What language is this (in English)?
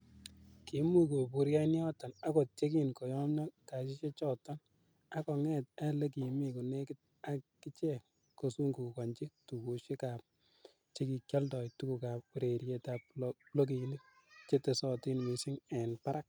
Kalenjin